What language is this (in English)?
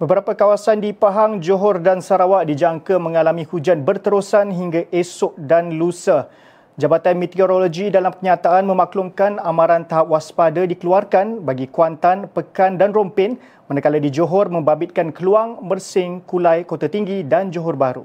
Malay